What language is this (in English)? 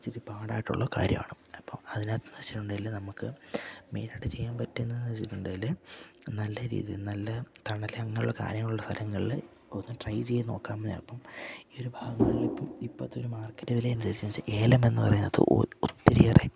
Malayalam